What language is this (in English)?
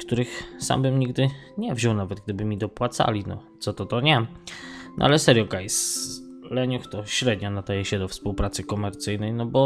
Polish